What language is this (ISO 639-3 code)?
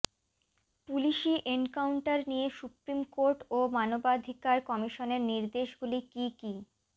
ben